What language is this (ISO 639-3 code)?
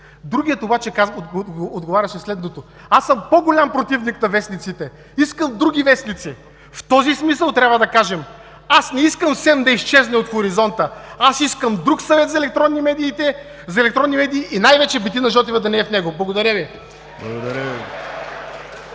bul